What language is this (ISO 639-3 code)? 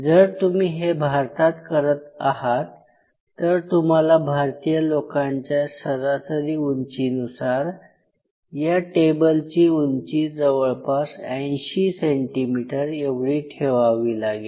mar